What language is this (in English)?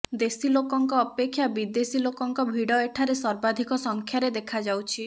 Odia